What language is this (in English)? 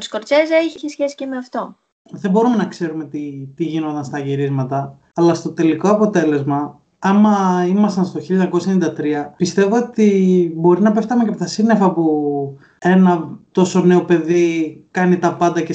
Greek